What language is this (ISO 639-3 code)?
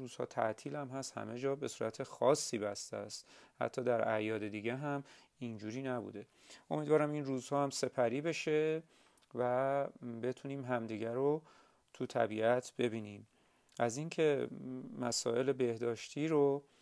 fas